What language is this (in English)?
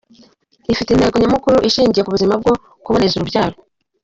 Kinyarwanda